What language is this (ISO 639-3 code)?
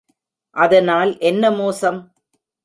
tam